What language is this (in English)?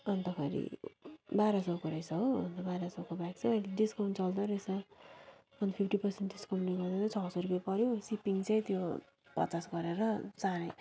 Nepali